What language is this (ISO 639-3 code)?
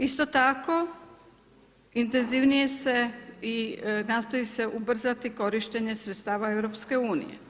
hrv